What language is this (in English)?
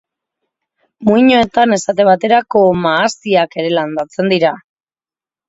Basque